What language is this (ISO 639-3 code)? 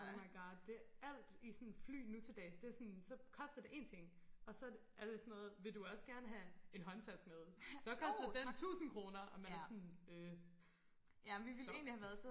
dan